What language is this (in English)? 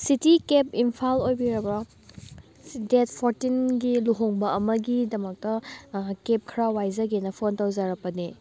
Manipuri